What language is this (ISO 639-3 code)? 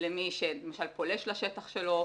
heb